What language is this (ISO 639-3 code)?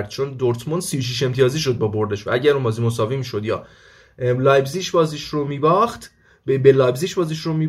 fas